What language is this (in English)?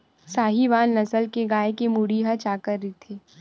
Chhattisgarhi